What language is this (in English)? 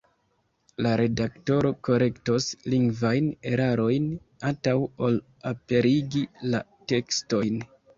Esperanto